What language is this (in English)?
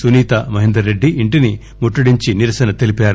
Telugu